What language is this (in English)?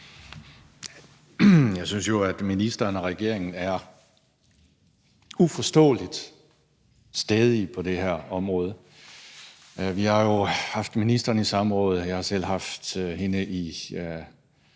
Danish